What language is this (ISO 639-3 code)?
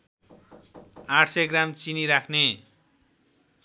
nep